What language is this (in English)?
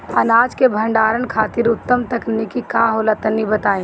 Bhojpuri